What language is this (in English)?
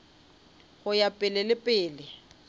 Northern Sotho